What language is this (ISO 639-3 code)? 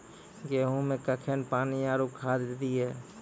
mai